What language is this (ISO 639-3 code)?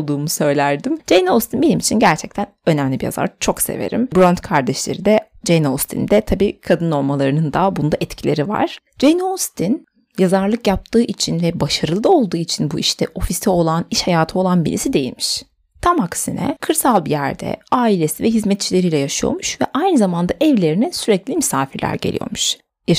tur